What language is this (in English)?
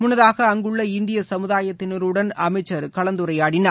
Tamil